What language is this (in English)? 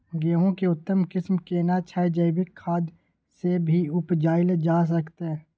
Maithili